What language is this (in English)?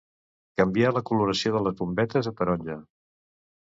Catalan